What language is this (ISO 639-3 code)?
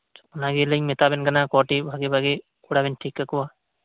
sat